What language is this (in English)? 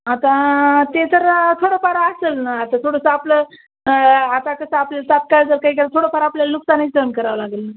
Marathi